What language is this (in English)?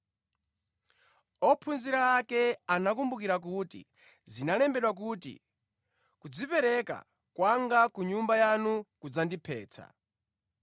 Nyanja